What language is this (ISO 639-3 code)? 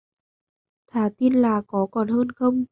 vie